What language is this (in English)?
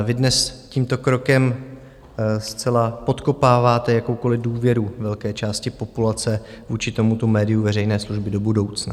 Czech